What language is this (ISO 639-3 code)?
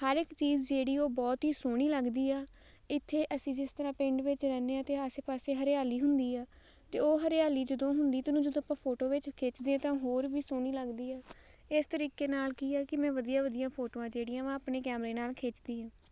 pan